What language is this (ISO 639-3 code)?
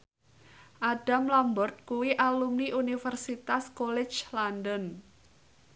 jav